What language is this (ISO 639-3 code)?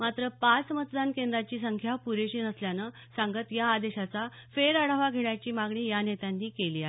mar